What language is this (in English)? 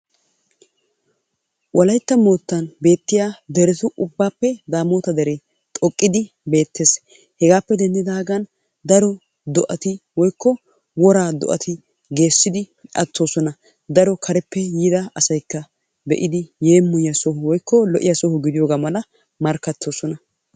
Wolaytta